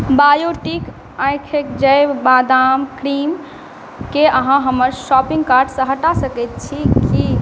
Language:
Maithili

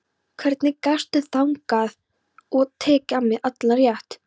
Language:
Icelandic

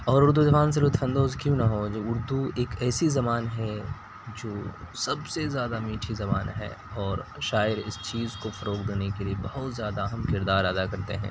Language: Urdu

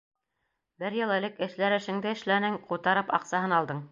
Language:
Bashkir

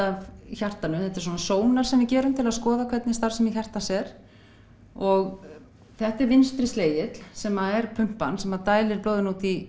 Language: Icelandic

